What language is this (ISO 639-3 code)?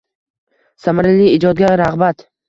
uzb